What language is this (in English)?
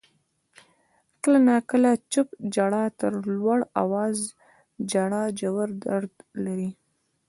Pashto